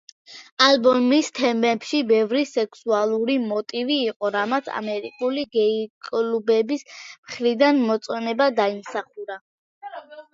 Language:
Georgian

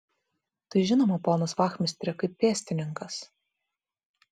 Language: Lithuanian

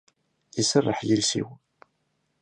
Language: Kabyle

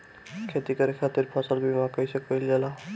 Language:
Bhojpuri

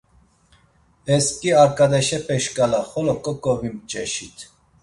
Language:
Laz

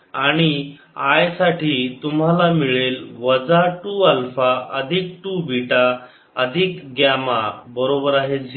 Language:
Marathi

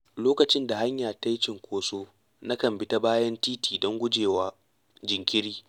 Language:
Hausa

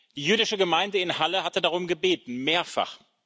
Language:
German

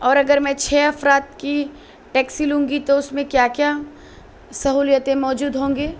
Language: Urdu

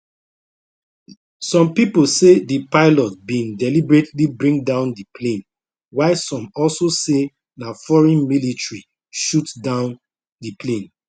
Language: Nigerian Pidgin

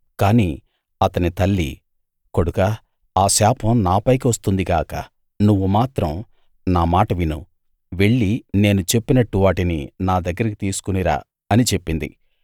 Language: Telugu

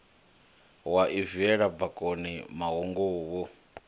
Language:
Venda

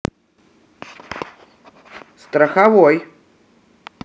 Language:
Russian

